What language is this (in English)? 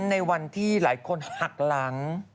Thai